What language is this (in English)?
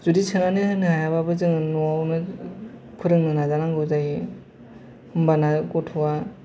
Bodo